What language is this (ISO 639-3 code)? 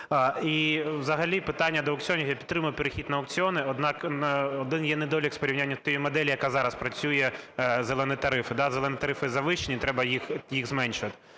ukr